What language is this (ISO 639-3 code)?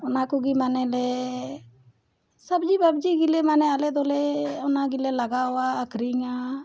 sat